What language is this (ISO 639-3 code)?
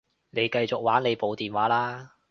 yue